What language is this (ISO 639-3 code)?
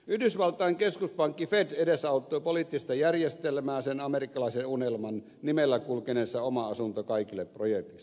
fin